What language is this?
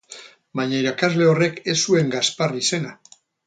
Basque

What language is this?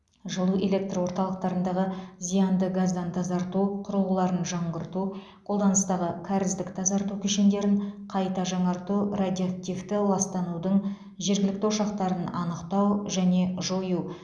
Kazakh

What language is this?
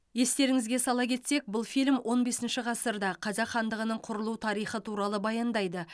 Kazakh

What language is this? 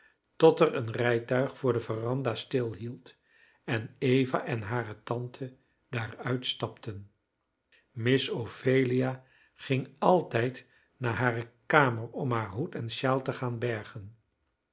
Dutch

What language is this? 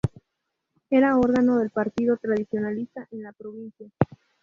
Spanish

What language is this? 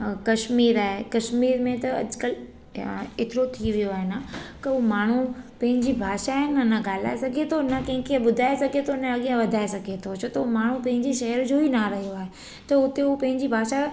Sindhi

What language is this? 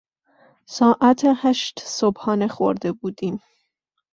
Persian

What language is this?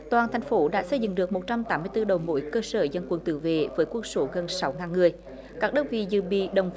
Vietnamese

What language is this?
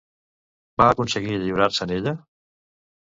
Catalan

